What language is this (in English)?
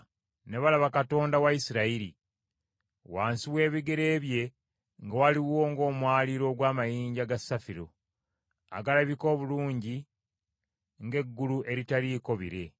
Ganda